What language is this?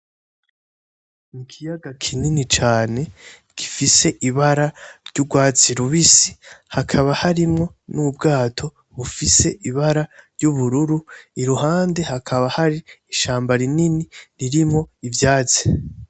Rundi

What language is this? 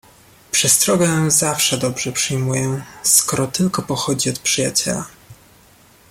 Polish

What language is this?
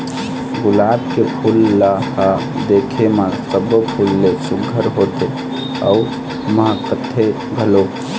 Chhattisgarhi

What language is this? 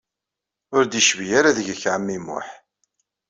Kabyle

